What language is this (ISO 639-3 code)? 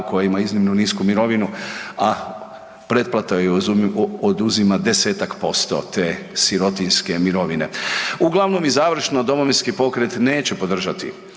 hrv